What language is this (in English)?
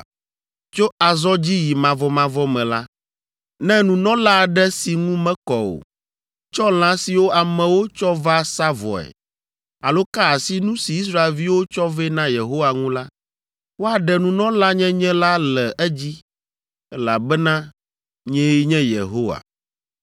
Ewe